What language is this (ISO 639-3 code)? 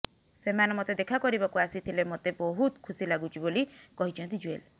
ori